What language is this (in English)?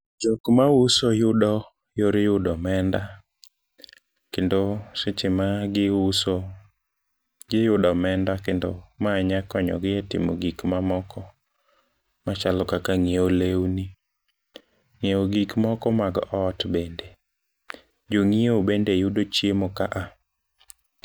Luo (Kenya and Tanzania)